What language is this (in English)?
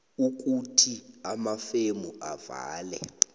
South Ndebele